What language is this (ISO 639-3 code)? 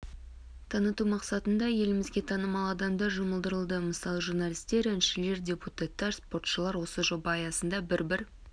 kaz